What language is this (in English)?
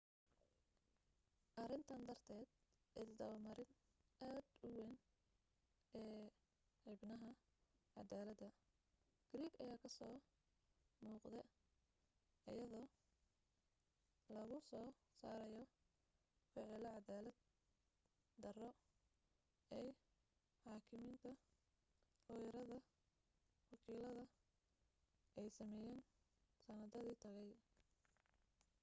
Somali